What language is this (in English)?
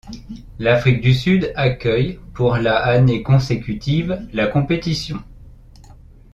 French